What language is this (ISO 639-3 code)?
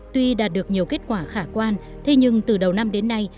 vie